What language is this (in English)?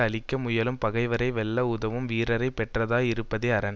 Tamil